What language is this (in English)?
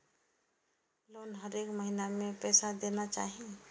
Maithili